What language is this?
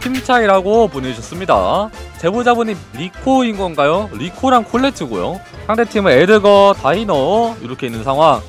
Korean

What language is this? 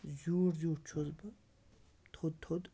Kashmiri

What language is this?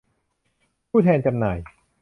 Thai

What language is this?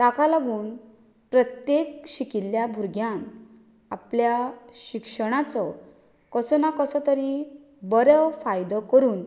Konkani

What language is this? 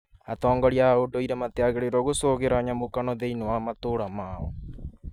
Kikuyu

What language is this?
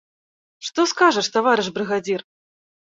Belarusian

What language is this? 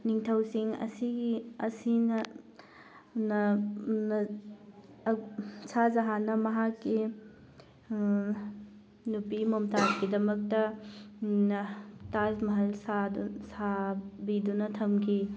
Manipuri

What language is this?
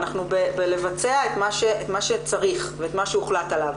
Hebrew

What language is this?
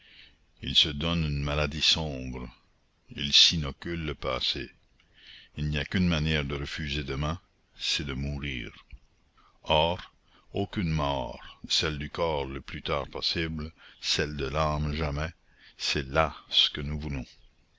French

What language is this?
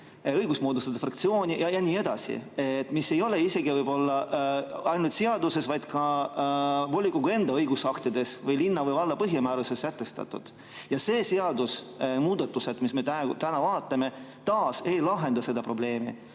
Estonian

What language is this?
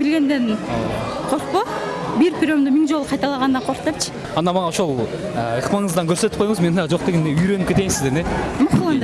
Turkish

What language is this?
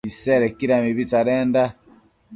Matsés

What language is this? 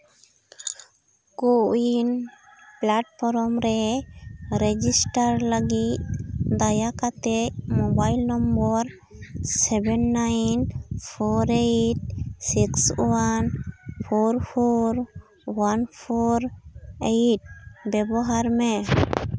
Santali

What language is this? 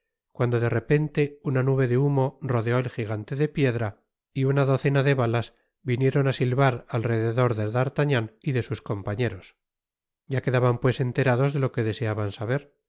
Spanish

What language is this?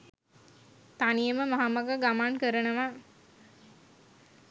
Sinhala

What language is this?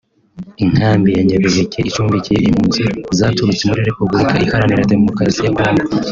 Kinyarwanda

